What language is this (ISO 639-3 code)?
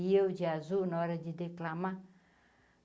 por